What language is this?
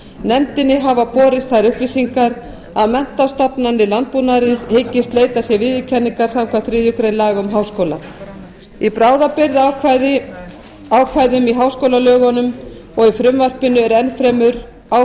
Icelandic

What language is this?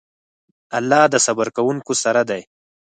Pashto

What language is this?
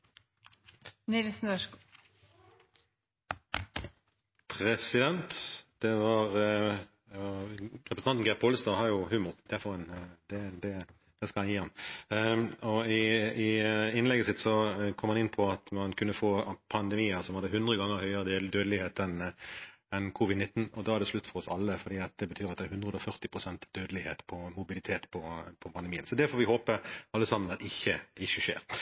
Norwegian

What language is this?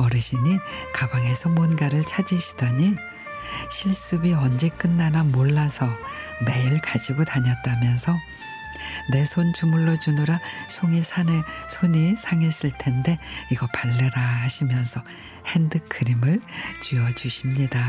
Korean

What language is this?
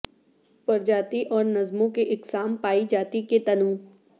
Urdu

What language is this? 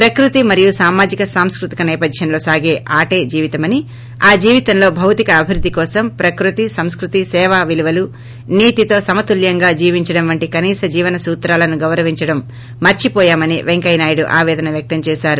Telugu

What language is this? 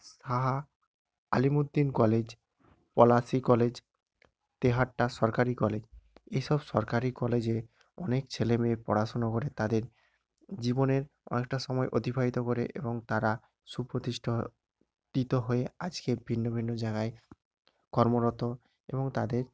Bangla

